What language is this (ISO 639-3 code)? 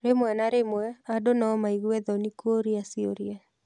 kik